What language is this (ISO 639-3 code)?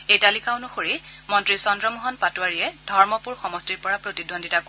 asm